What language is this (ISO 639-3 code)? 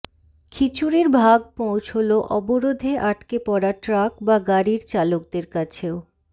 ben